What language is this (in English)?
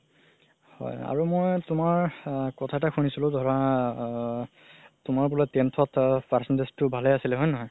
Assamese